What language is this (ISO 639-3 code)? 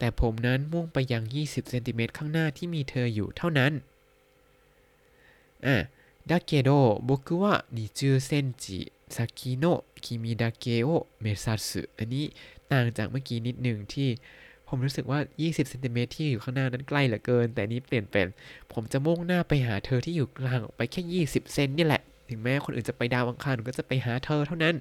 tha